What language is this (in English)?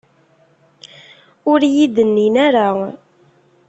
Kabyle